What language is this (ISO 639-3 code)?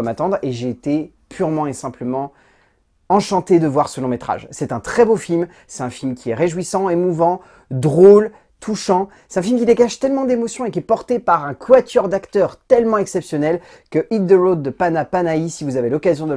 fra